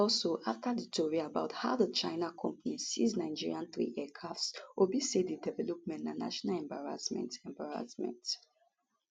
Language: Nigerian Pidgin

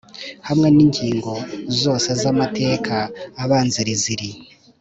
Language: Kinyarwanda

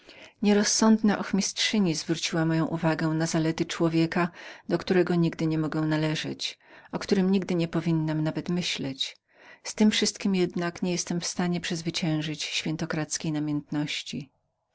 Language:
Polish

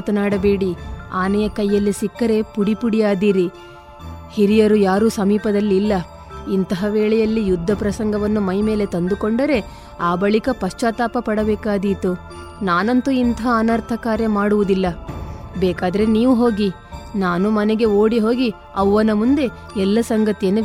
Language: Kannada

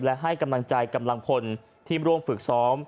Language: Thai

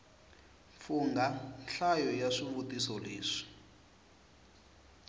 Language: Tsonga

